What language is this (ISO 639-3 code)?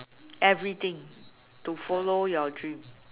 eng